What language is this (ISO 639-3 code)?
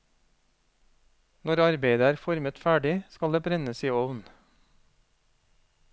nor